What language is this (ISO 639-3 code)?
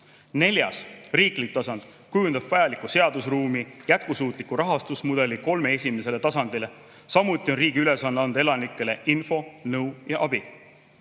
est